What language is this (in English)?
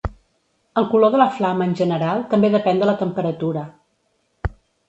Catalan